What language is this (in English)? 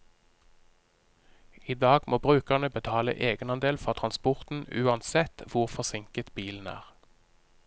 Norwegian